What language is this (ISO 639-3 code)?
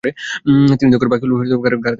ben